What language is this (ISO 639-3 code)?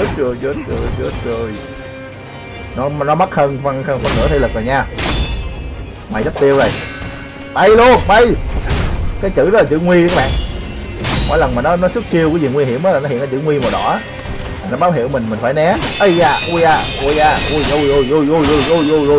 vie